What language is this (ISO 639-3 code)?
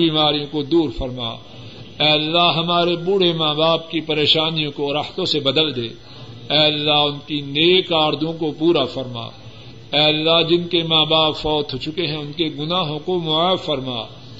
urd